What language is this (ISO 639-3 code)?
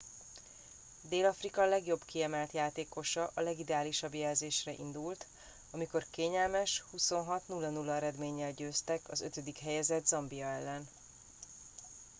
hun